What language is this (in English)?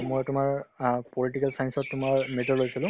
Assamese